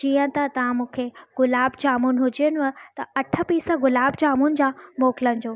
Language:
Sindhi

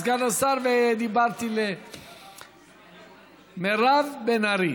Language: Hebrew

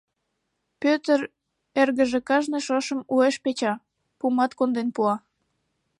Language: Mari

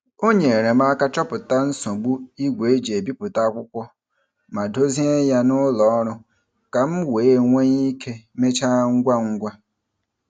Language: Igbo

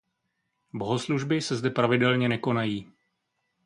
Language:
Czech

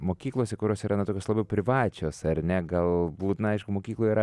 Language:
Lithuanian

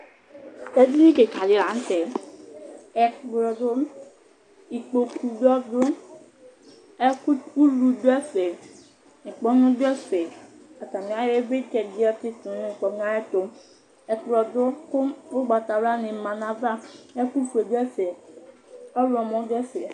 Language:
Ikposo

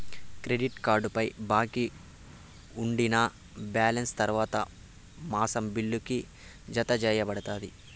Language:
Telugu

